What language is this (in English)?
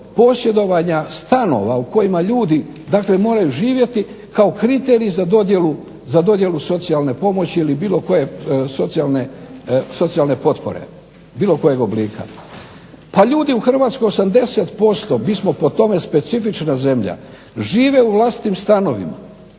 Croatian